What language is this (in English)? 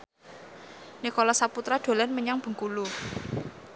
Javanese